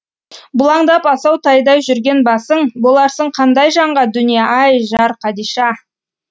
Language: Kazakh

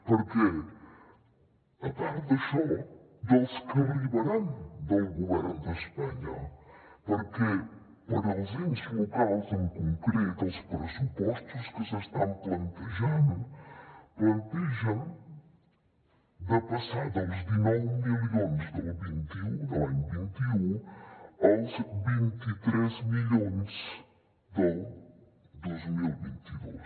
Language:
Catalan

